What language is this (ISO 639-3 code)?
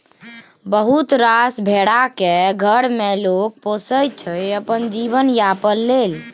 mai